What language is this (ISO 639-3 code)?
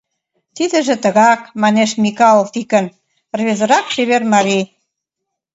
chm